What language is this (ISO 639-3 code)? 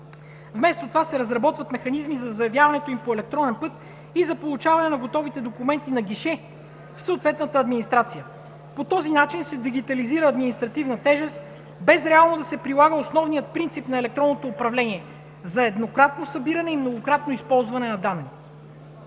bul